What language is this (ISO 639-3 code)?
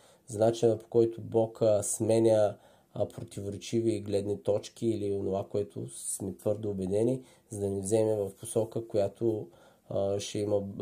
bul